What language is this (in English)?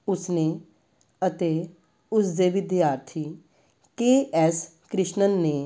Punjabi